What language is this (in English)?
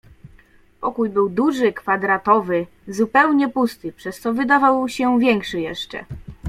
Polish